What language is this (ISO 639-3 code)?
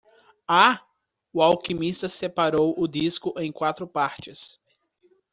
por